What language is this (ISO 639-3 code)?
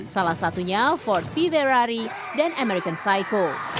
ind